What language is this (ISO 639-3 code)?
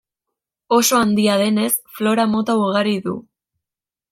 eus